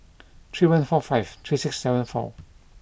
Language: English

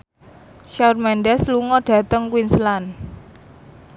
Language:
Javanese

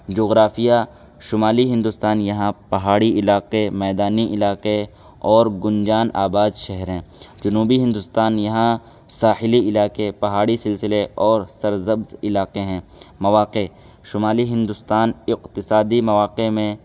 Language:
Urdu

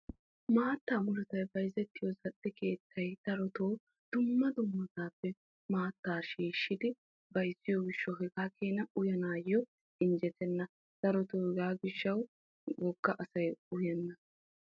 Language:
Wolaytta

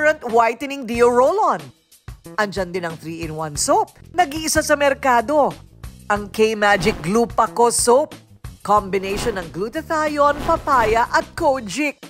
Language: Filipino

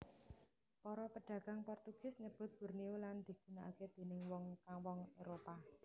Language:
Javanese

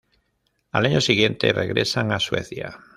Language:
Spanish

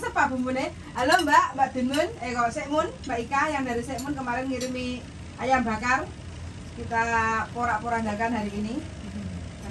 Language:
Indonesian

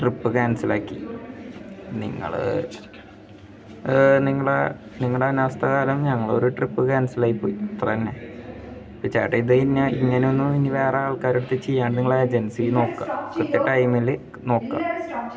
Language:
Malayalam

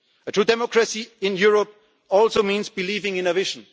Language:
English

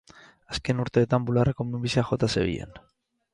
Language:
Basque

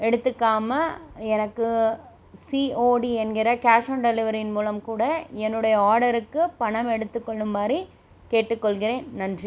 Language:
Tamil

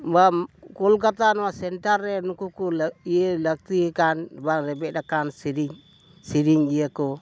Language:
Santali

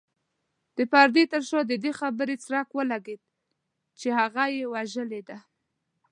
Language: Pashto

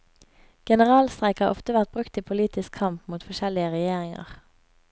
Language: Norwegian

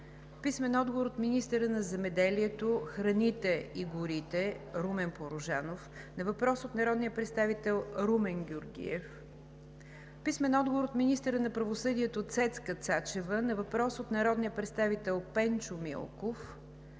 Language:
Bulgarian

